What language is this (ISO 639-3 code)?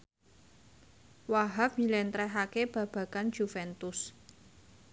jav